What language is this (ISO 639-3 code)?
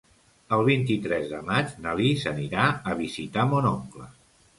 cat